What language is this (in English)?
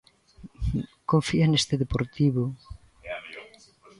Galician